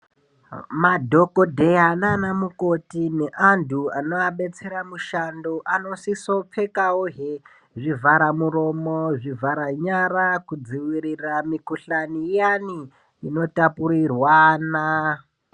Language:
Ndau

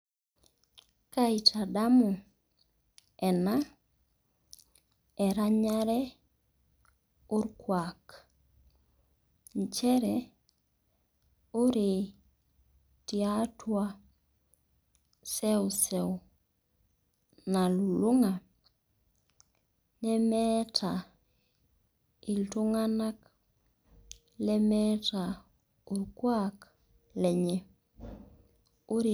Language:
Masai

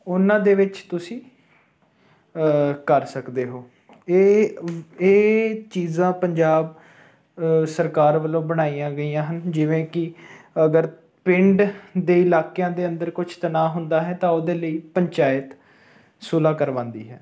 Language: Punjabi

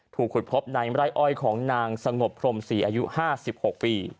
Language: Thai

